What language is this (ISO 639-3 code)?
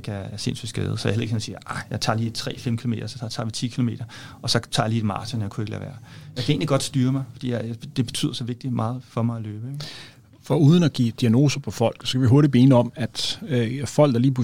dan